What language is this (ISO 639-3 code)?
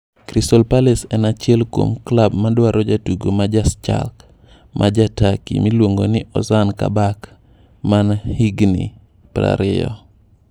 luo